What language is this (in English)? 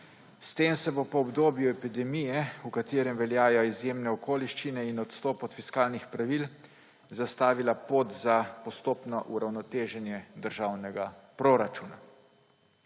Slovenian